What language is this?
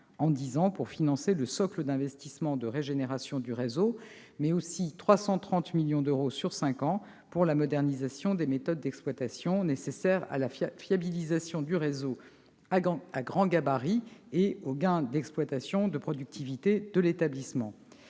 French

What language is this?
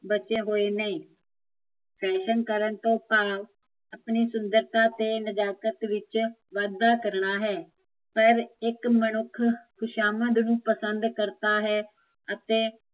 Punjabi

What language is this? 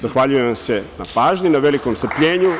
Serbian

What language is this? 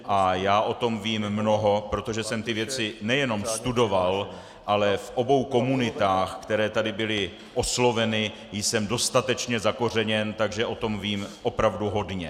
Czech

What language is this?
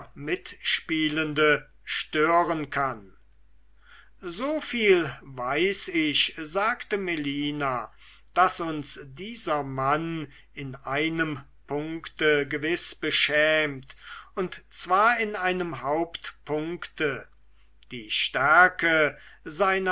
German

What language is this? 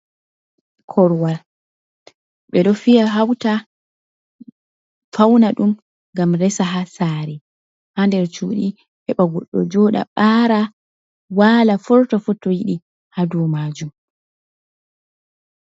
Fula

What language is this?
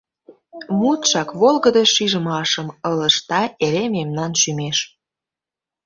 Mari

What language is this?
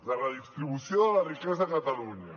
Catalan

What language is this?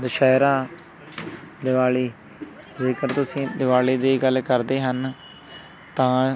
Punjabi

